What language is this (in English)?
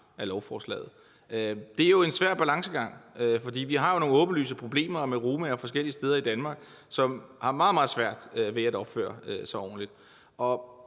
Danish